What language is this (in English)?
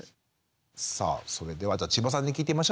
Japanese